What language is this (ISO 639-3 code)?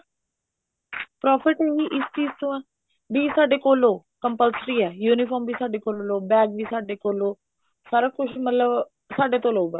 pan